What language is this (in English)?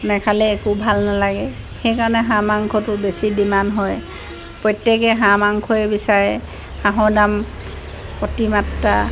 Assamese